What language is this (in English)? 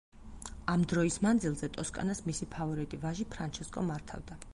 Georgian